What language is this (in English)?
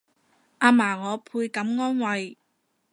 Cantonese